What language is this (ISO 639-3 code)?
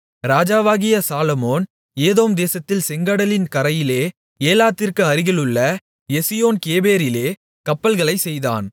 tam